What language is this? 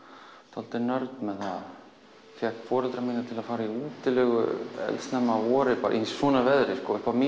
Icelandic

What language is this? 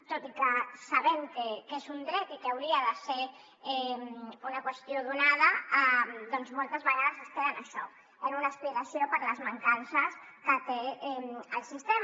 Catalan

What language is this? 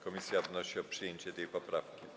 Polish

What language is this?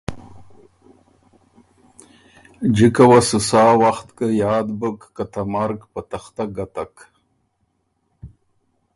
Ormuri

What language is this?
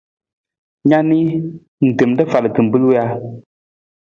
Nawdm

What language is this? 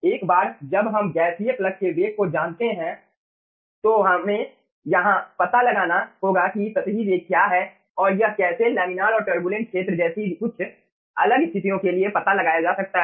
Hindi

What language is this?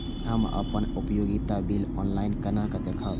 Maithili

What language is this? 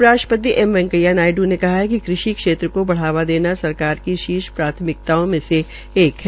Hindi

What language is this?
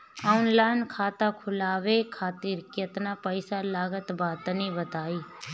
Bhojpuri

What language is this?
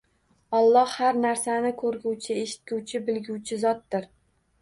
Uzbek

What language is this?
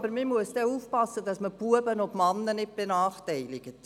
Swiss German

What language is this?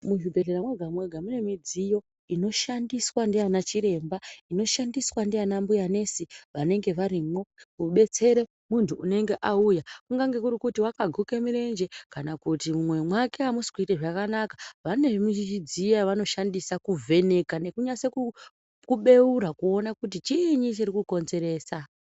Ndau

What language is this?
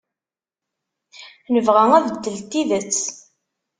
Kabyle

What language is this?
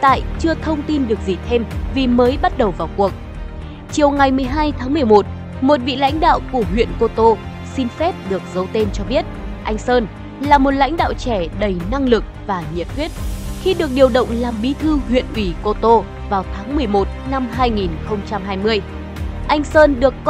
Vietnamese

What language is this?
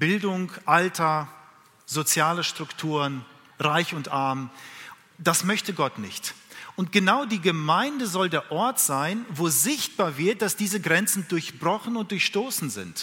German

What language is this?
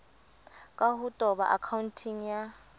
Southern Sotho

